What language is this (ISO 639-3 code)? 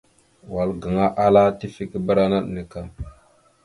mxu